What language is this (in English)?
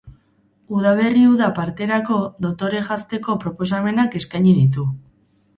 Basque